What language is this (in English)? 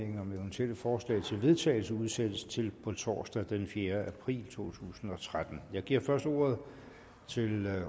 Danish